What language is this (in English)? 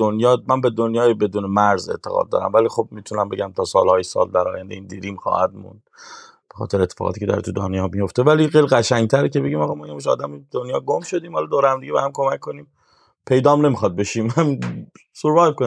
Persian